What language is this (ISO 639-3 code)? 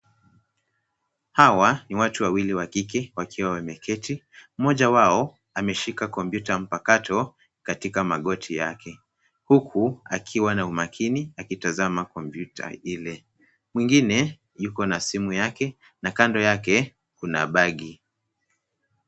swa